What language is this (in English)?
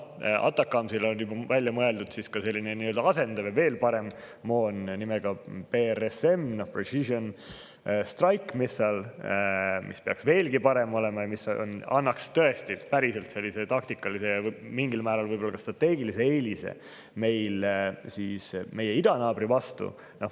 Estonian